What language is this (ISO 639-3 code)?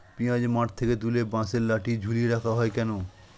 ben